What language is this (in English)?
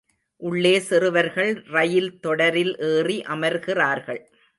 Tamil